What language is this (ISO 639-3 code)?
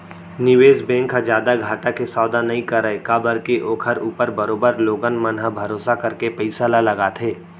hne